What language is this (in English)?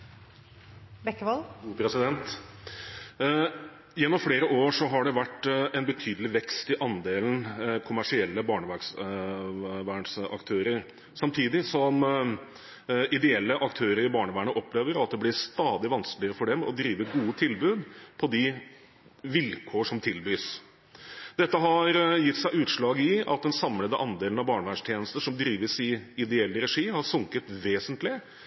Norwegian